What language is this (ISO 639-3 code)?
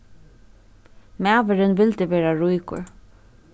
fao